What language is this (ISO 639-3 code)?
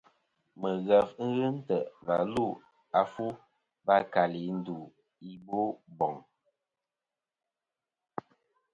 bkm